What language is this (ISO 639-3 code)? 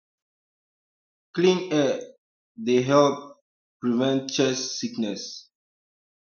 pcm